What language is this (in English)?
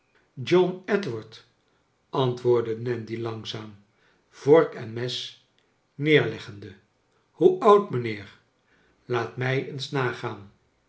Dutch